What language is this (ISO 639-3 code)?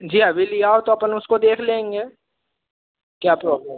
hin